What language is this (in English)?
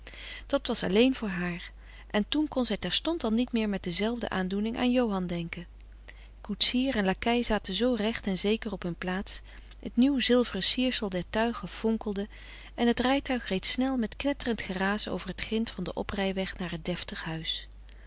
Dutch